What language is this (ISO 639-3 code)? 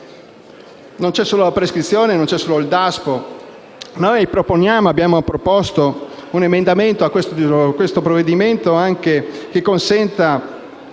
ita